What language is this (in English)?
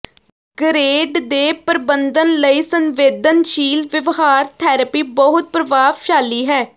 Punjabi